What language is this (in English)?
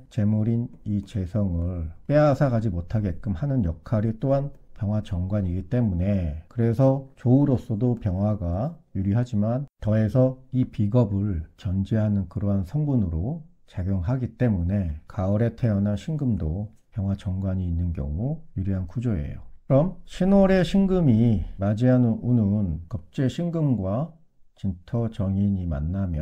Korean